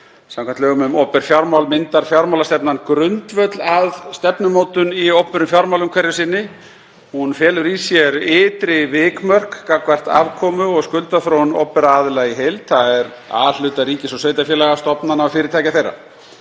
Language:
Icelandic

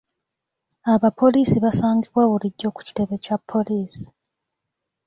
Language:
Ganda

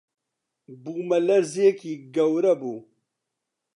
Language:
Central Kurdish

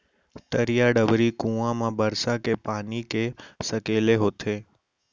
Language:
Chhattisgarhi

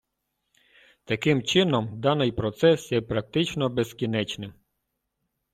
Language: Ukrainian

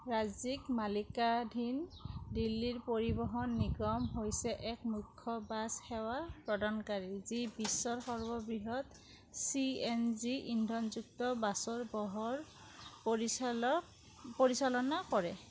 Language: Assamese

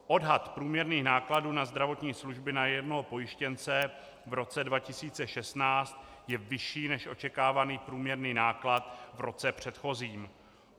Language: Czech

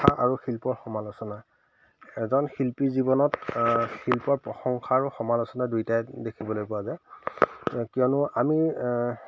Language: Assamese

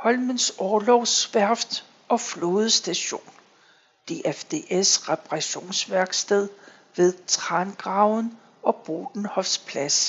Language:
Danish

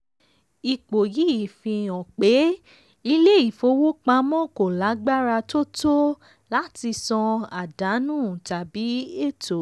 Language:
Yoruba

